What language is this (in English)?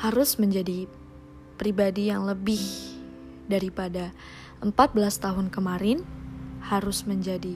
Indonesian